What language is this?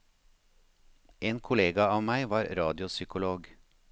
Norwegian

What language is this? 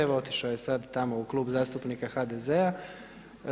Croatian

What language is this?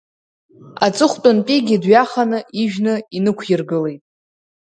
Abkhazian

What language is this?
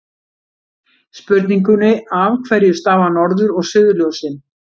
Icelandic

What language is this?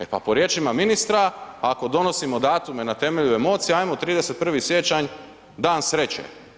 Croatian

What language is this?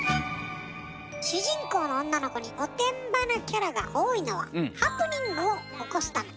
Japanese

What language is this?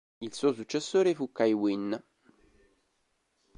Italian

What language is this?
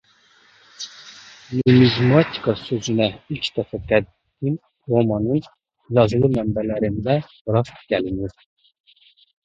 Azerbaijani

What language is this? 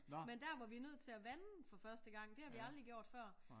Danish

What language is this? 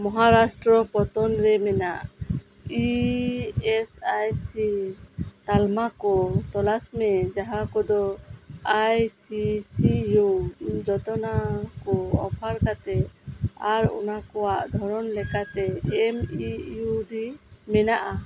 Santali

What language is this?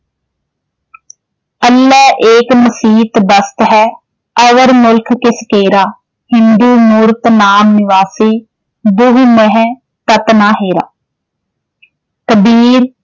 Punjabi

